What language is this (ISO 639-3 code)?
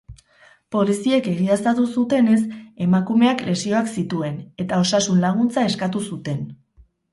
eus